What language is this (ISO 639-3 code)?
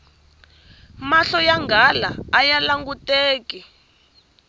tso